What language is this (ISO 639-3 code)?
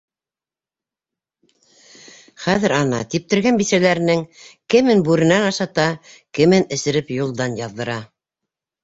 bak